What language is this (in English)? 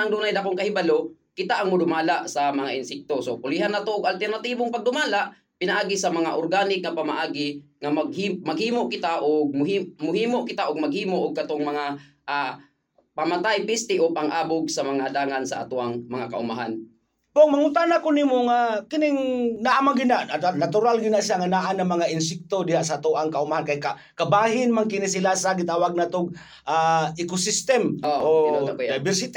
Filipino